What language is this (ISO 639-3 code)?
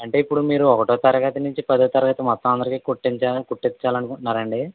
tel